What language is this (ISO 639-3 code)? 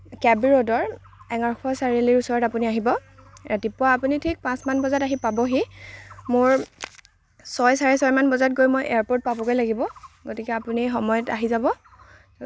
asm